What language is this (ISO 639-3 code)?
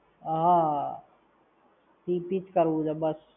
guj